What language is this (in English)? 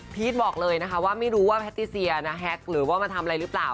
Thai